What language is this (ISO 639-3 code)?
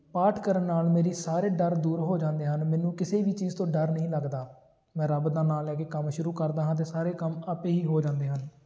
pan